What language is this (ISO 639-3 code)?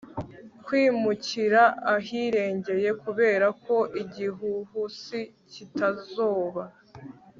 kin